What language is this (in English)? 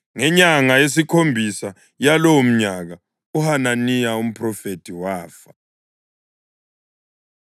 North Ndebele